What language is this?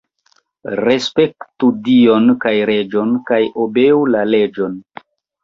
Esperanto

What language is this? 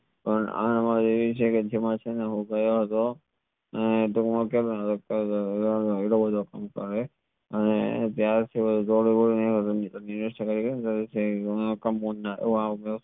Gujarati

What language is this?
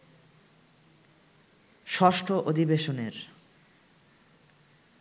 Bangla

